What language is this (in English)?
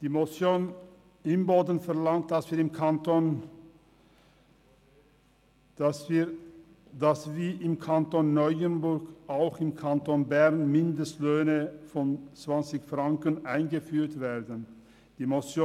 Swiss German